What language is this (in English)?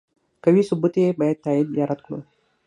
Pashto